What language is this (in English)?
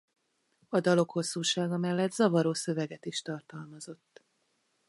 Hungarian